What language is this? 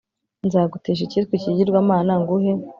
Kinyarwanda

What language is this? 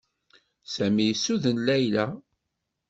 Kabyle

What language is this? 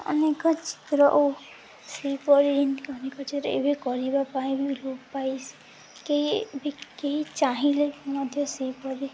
Odia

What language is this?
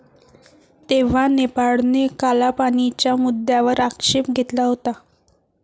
Marathi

